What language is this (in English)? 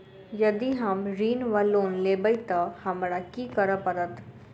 Maithili